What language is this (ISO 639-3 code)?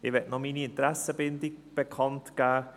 gsw